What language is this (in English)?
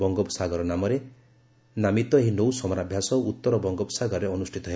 Odia